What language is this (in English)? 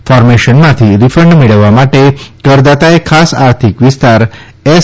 Gujarati